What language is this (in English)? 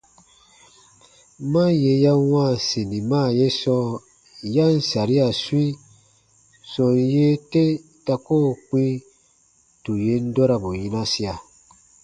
Baatonum